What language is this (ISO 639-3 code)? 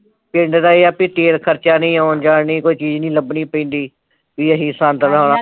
pan